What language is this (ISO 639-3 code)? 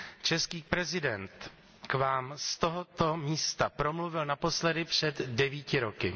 ces